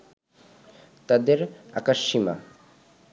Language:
Bangla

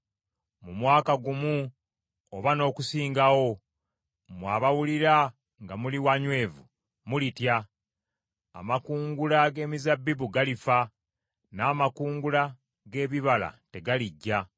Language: Ganda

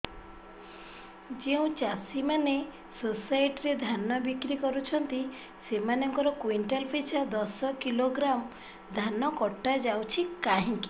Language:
Odia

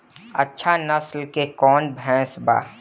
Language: Bhojpuri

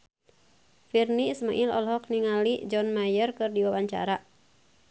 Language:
Sundanese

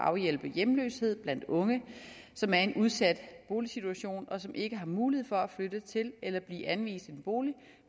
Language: Danish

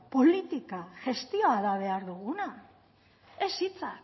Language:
Basque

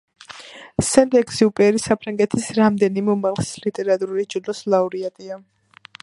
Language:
Georgian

